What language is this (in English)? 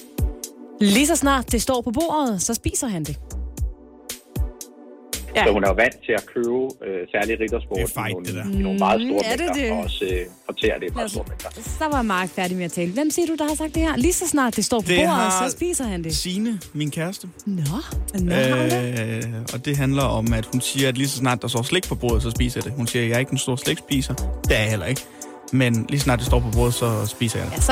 Danish